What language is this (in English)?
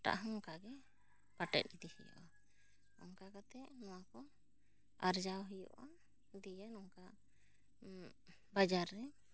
Santali